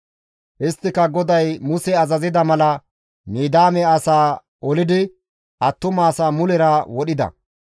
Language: Gamo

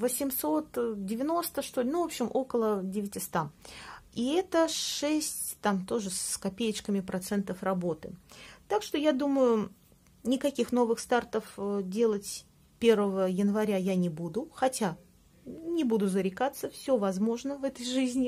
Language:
Russian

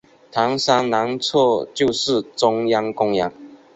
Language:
Chinese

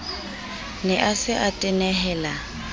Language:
Southern Sotho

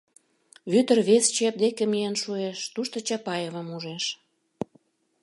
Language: Mari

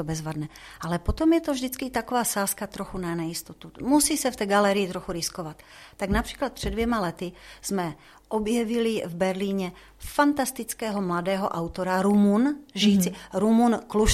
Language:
Czech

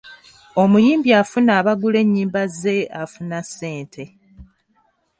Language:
Ganda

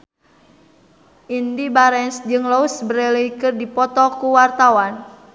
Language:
Sundanese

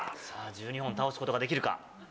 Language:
Japanese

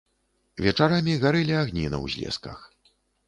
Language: Belarusian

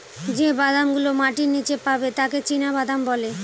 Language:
Bangla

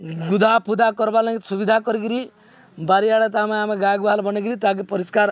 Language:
Odia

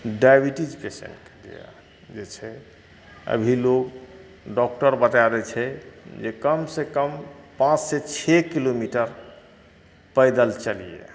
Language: Maithili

